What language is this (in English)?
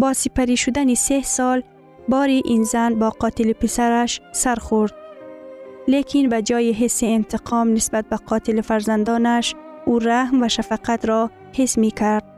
Persian